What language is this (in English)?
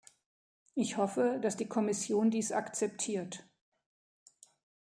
German